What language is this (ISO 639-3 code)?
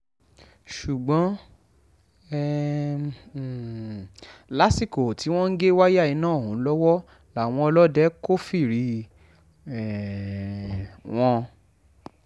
yor